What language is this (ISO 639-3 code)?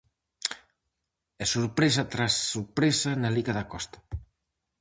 glg